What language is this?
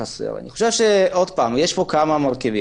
Hebrew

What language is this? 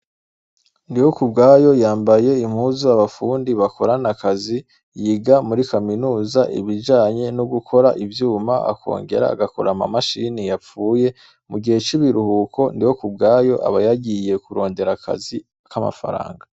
Rundi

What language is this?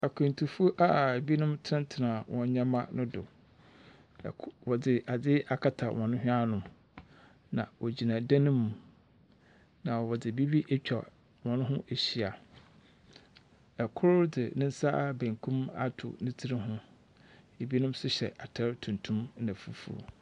Akan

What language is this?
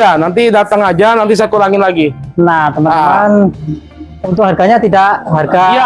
Indonesian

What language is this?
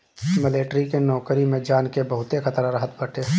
Bhojpuri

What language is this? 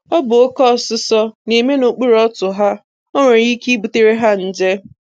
Igbo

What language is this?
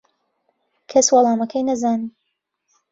Central Kurdish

